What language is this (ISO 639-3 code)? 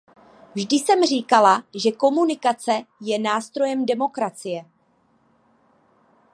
ces